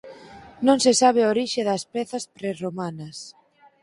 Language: Galician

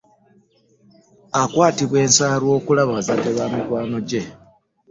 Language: Ganda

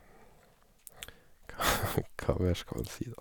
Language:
Norwegian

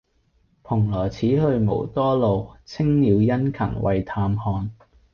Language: Cantonese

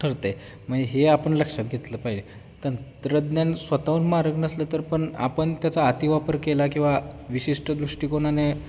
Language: Marathi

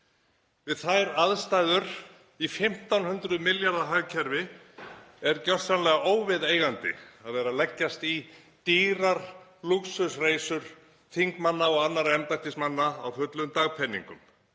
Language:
Icelandic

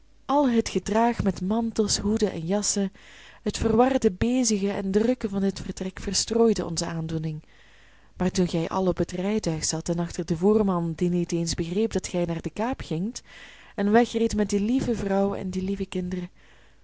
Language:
Dutch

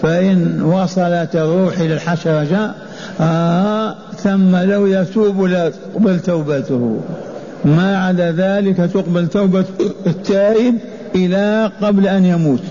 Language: Arabic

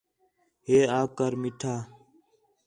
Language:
Khetrani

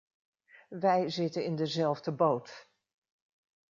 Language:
Dutch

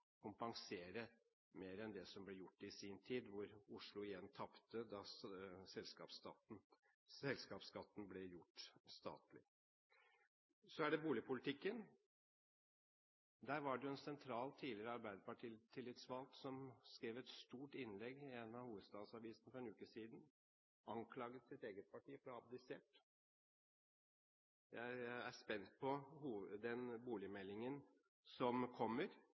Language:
Norwegian Bokmål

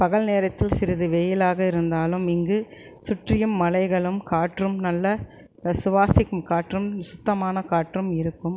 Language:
Tamil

